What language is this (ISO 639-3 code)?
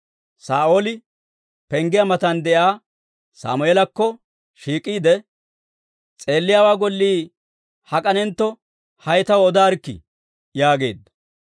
dwr